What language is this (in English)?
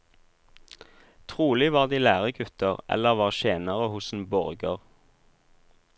Norwegian